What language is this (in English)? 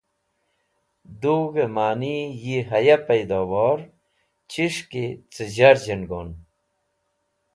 Wakhi